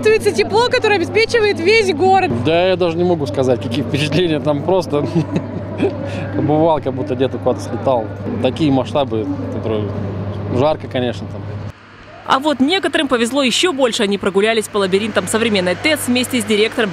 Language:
Russian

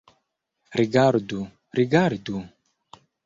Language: Esperanto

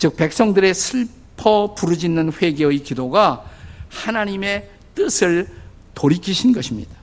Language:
Korean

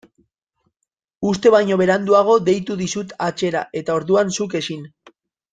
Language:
Basque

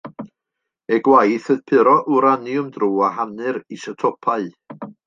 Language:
Welsh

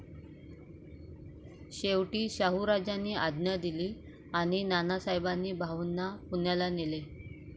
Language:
Marathi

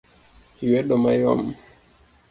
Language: Luo (Kenya and Tanzania)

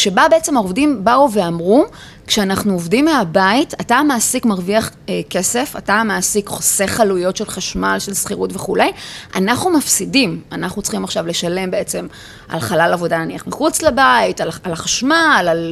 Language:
Hebrew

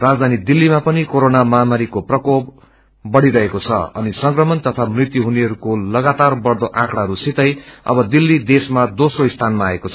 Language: Nepali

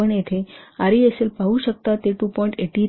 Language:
Marathi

